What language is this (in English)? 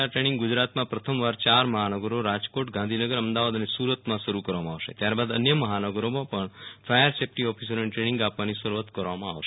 Gujarati